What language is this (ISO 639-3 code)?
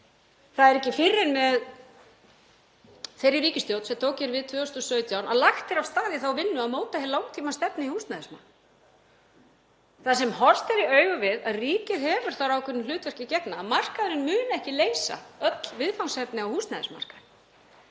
isl